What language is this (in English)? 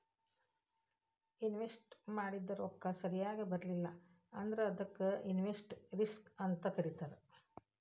Kannada